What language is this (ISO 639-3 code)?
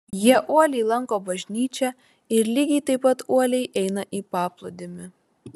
lit